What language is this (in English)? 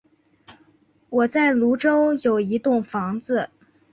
Chinese